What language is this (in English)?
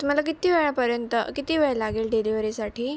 Marathi